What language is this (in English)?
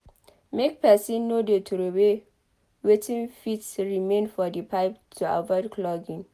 Nigerian Pidgin